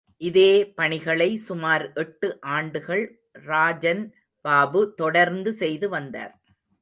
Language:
Tamil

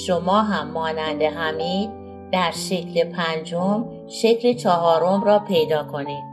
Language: Persian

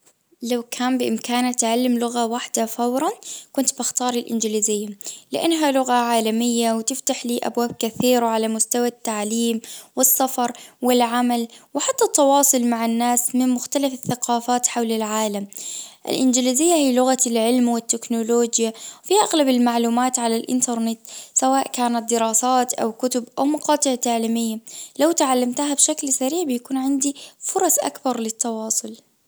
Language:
Najdi Arabic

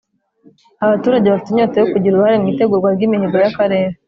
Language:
Kinyarwanda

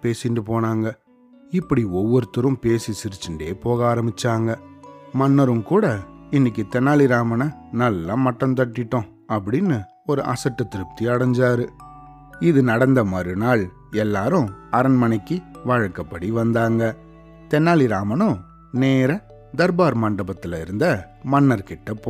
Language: Tamil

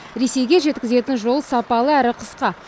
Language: Kazakh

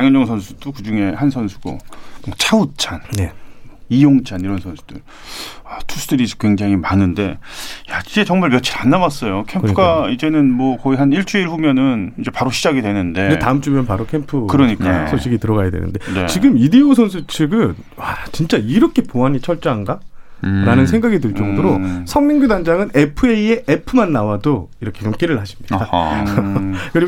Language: Korean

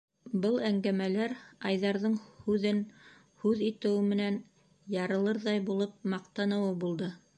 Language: Bashkir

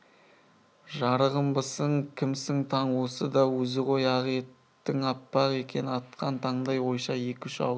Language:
Kazakh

